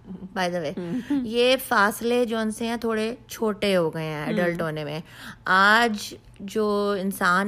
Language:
Urdu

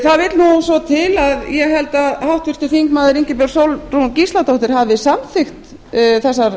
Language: Icelandic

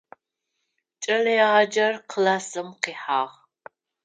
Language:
Adyghe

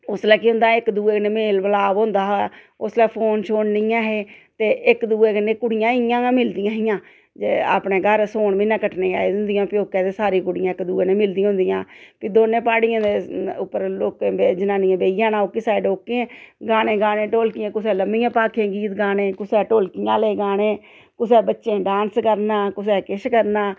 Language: Dogri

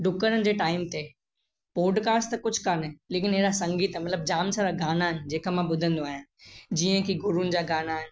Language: Sindhi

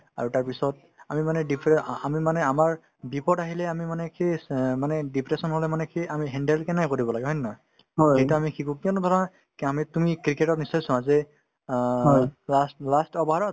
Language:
Assamese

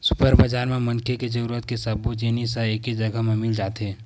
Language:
Chhattisgarhi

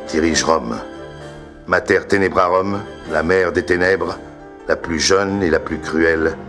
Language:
French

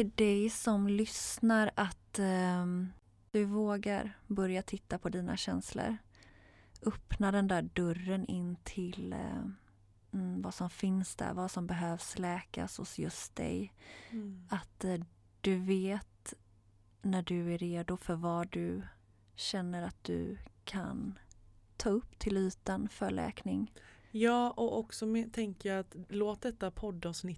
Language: Swedish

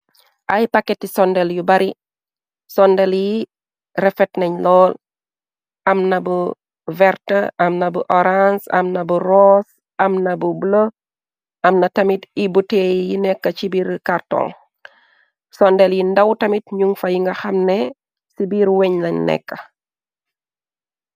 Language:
Wolof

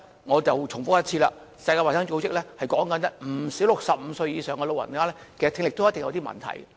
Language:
Cantonese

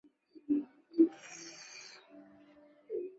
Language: Chinese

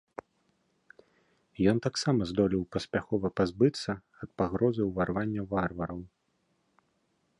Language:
Belarusian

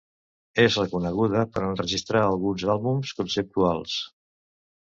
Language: Catalan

